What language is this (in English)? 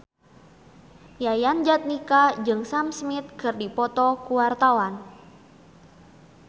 Sundanese